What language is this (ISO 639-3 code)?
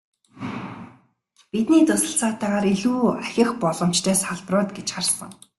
mon